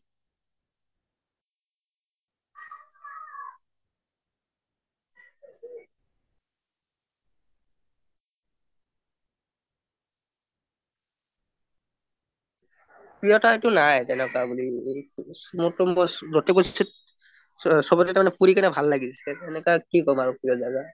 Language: Assamese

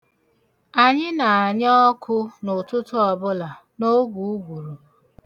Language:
Igbo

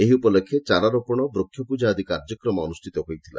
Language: Odia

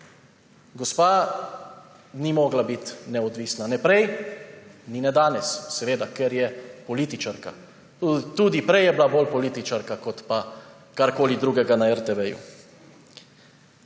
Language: Slovenian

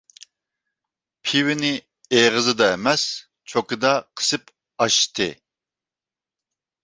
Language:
Uyghur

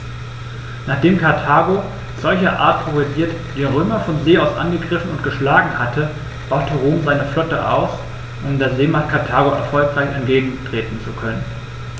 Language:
German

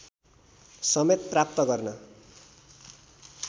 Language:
Nepali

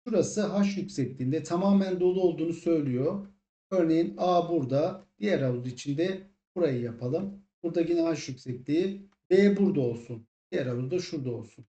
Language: Turkish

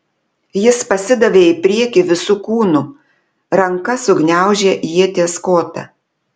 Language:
Lithuanian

